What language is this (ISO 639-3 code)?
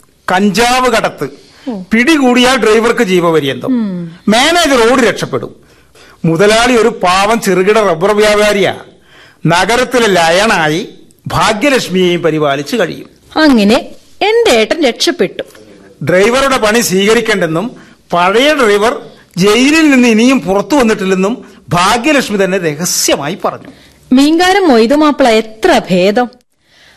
mal